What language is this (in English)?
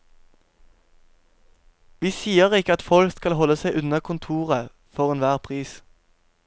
Norwegian